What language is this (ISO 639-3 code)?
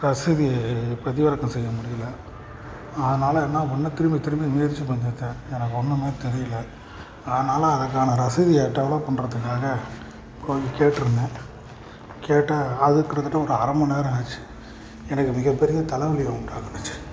tam